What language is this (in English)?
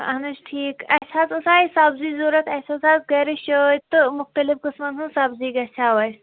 Kashmiri